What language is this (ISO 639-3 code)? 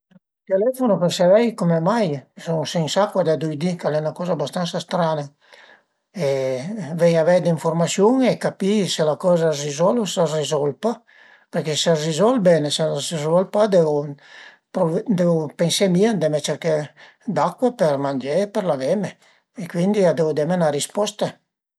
pms